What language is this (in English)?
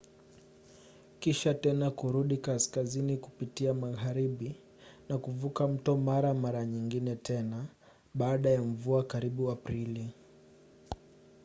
Swahili